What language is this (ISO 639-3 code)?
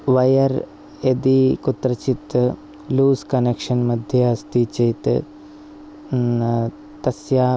san